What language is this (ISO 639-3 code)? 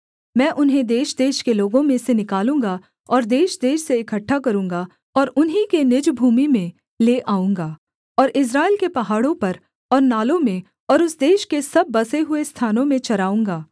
hin